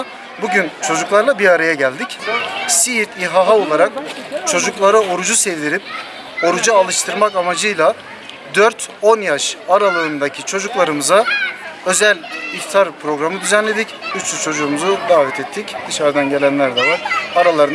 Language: Turkish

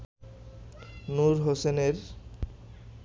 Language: Bangla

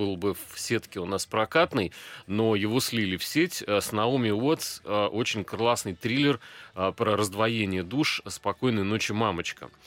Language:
Russian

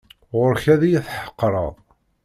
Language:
Kabyle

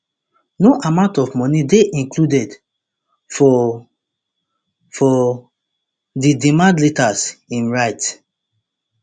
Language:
Nigerian Pidgin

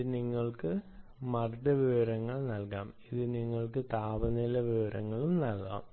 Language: Malayalam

